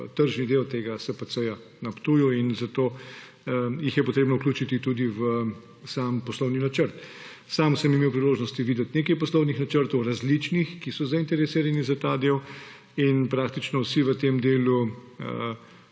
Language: Slovenian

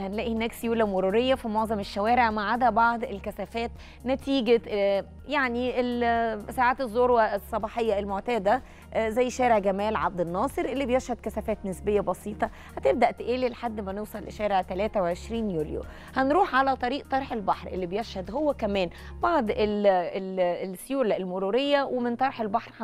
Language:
Arabic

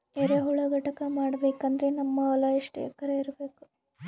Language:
Kannada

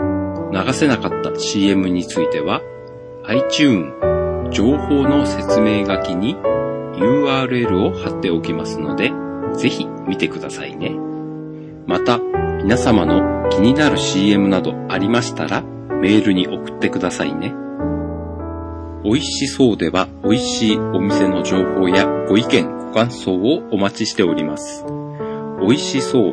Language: Japanese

